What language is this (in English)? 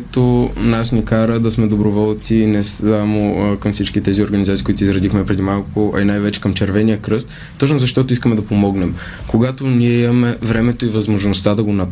Bulgarian